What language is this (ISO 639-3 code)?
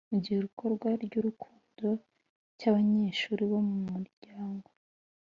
kin